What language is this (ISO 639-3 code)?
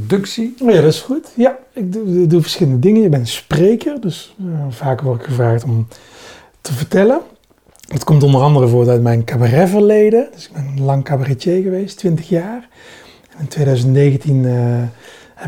nld